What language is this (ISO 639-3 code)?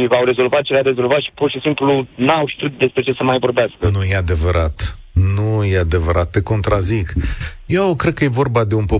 ron